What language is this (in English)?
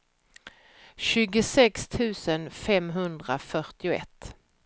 Swedish